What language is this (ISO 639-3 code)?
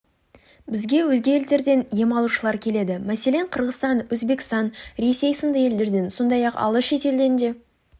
kaz